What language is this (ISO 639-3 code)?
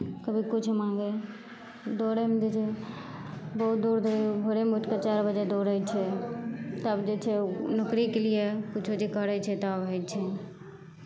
mai